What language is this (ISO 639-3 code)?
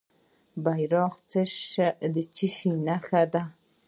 pus